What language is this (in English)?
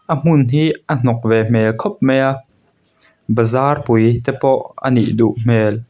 Mizo